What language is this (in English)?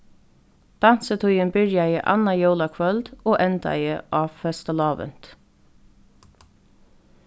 Faroese